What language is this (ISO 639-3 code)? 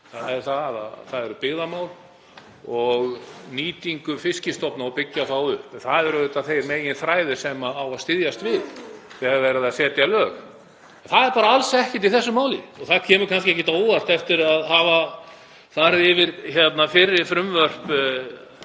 isl